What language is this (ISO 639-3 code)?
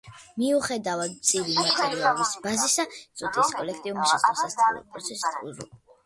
kat